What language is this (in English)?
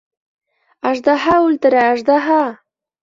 Bashkir